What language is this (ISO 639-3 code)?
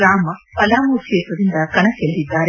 kan